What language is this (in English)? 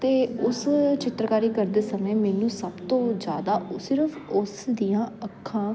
Punjabi